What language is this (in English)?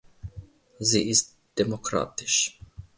German